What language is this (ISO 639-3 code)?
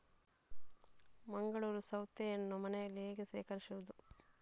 kan